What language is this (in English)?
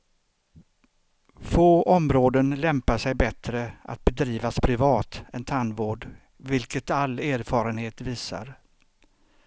Swedish